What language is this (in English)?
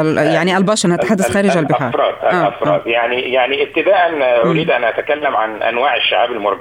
Arabic